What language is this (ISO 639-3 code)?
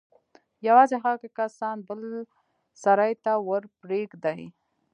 pus